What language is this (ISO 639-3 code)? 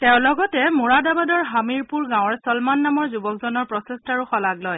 asm